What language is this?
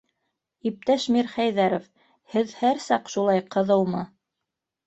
Bashkir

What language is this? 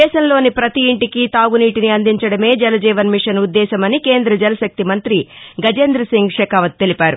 Telugu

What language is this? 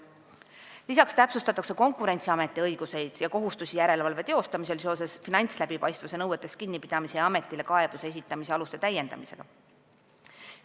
Estonian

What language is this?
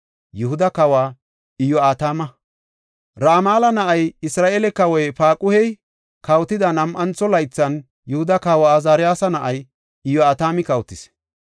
Gofa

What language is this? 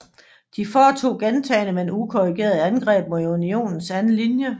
Danish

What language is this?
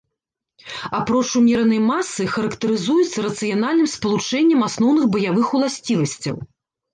Belarusian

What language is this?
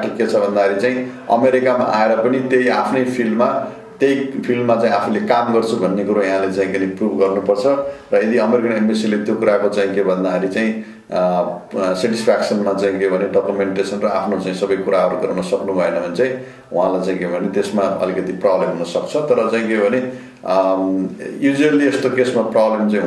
Romanian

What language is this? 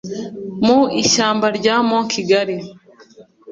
Kinyarwanda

